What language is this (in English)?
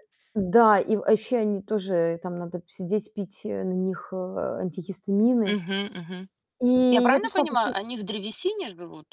Russian